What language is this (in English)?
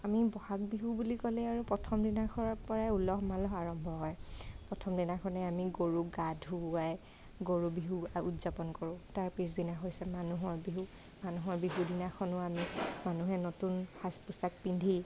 Assamese